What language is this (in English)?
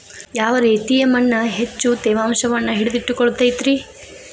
Kannada